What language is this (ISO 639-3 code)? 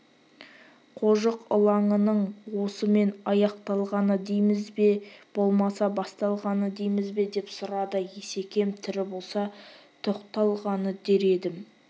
kaz